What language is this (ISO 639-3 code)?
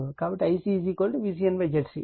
tel